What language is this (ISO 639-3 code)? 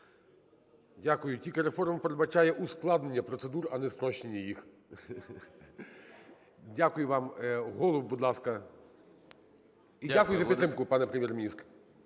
ukr